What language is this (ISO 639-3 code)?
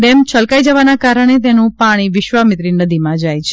guj